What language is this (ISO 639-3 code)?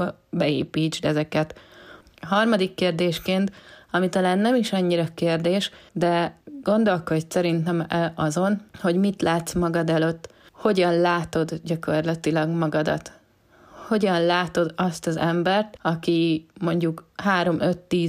hun